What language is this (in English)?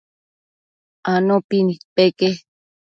Matsés